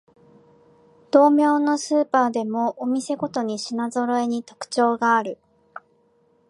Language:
Japanese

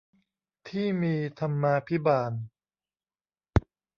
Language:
Thai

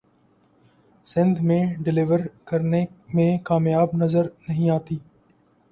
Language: Urdu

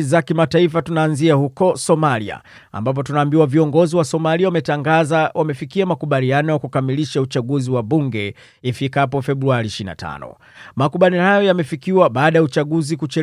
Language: Swahili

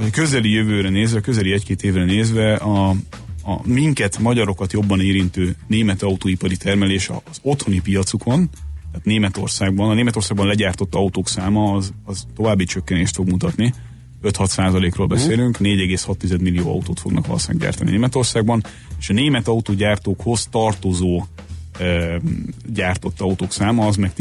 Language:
Hungarian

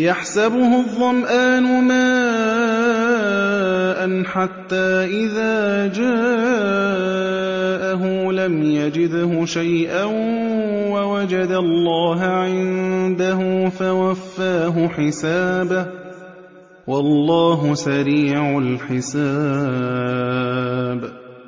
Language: Arabic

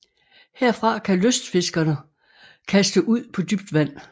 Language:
Danish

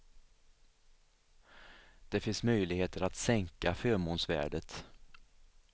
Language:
Swedish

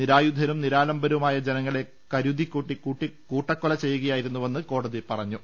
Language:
Malayalam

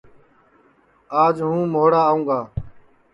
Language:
Sansi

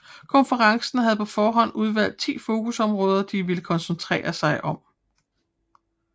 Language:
Danish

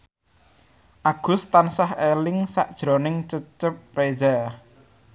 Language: Javanese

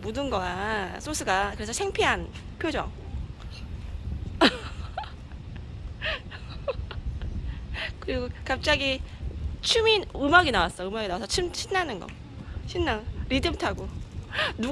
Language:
Korean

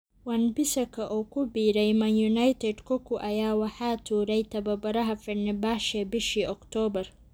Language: Somali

